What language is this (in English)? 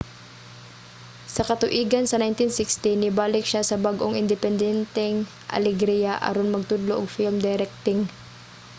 Cebuano